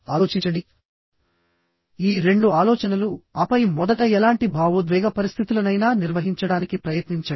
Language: Telugu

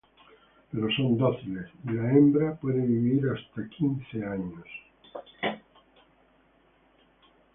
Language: Spanish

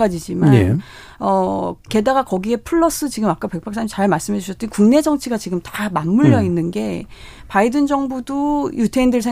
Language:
Korean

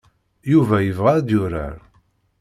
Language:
Kabyle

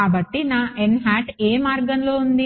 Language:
Telugu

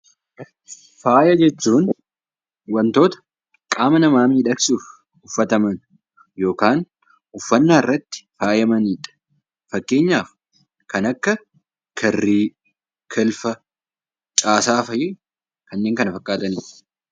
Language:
Oromo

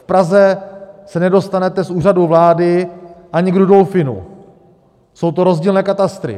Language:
Czech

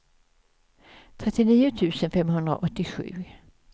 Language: Swedish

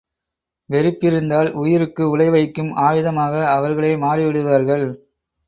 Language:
Tamil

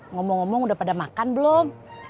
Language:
Indonesian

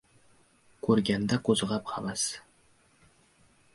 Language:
Uzbek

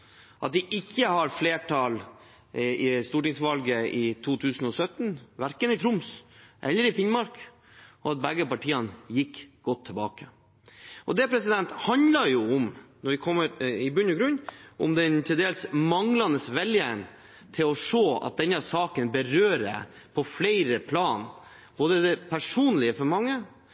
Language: Norwegian Bokmål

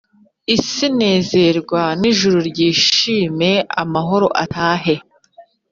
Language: Kinyarwanda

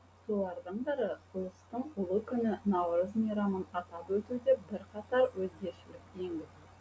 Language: Kazakh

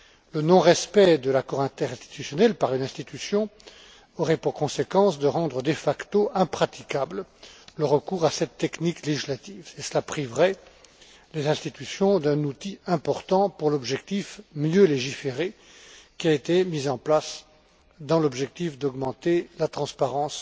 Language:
French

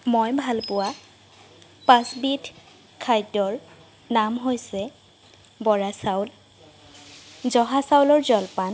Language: Assamese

